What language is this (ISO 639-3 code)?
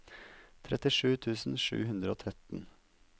nor